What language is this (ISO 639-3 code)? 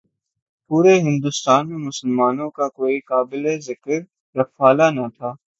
urd